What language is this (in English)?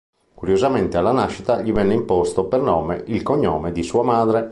Italian